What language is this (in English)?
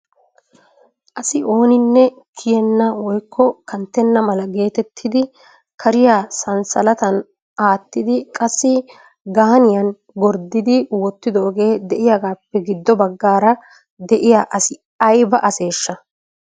Wolaytta